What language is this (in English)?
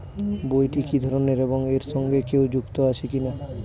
Bangla